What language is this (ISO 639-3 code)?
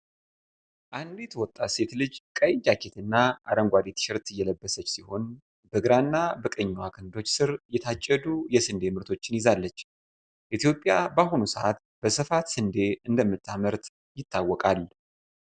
amh